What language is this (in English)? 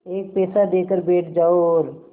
Hindi